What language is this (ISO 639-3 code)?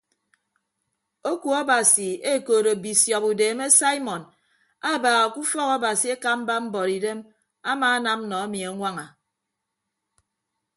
ibb